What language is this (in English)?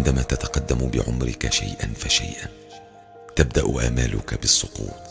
Arabic